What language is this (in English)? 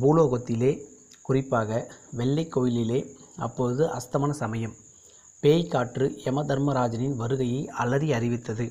Tamil